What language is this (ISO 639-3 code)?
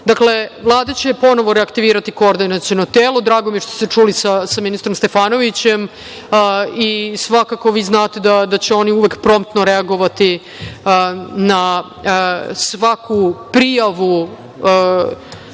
srp